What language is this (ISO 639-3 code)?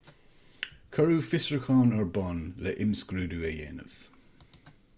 gle